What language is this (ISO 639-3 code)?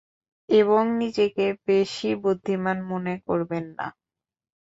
ben